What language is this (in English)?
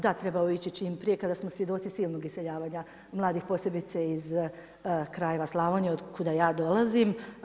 Croatian